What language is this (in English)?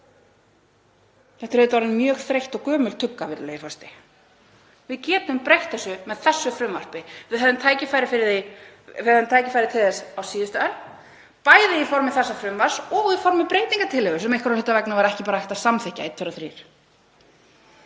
Icelandic